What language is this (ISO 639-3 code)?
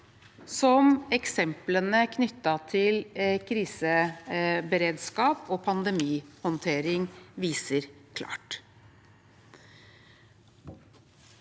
nor